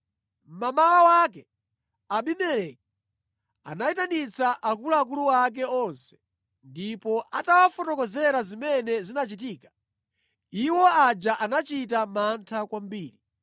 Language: Nyanja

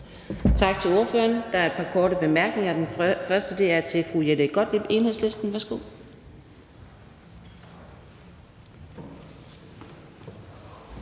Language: Danish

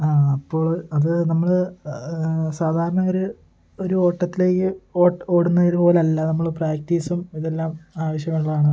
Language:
Malayalam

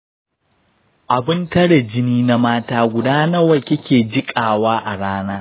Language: Hausa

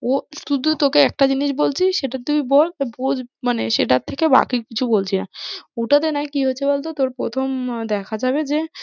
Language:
Bangla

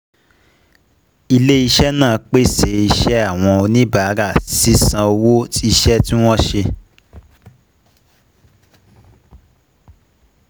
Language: Yoruba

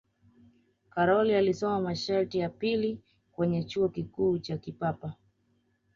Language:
Swahili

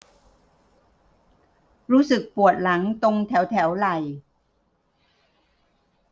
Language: Thai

